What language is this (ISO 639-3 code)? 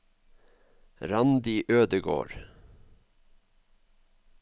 nor